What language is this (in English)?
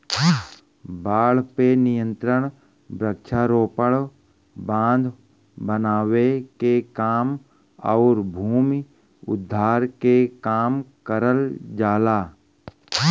Bhojpuri